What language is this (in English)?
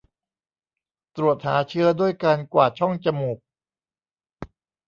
Thai